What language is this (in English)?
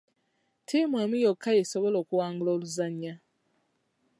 Ganda